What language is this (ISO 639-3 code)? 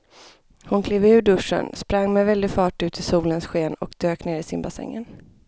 swe